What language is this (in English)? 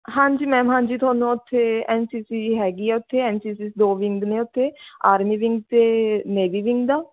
Punjabi